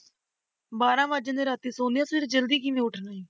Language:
Punjabi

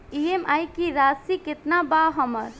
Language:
Bhojpuri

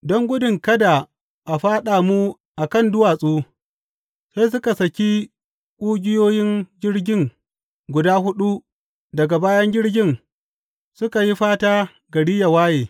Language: Hausa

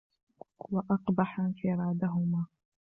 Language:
Arabic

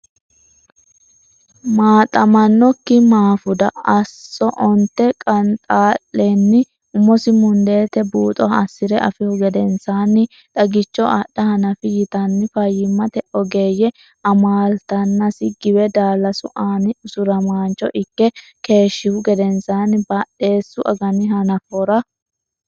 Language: Sidamo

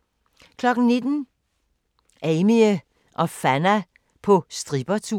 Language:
Danish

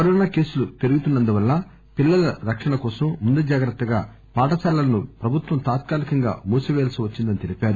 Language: Telugu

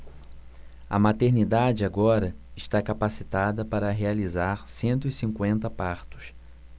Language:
Portuguese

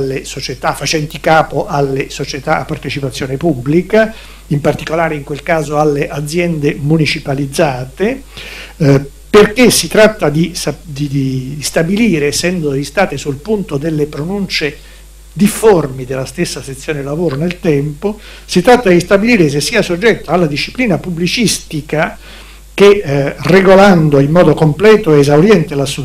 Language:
Italian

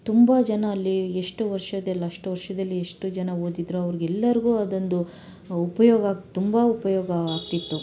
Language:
Kannada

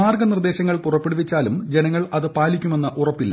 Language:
Malayalam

